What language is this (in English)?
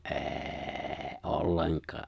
Finnish